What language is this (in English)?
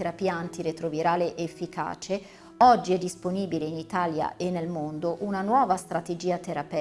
Italian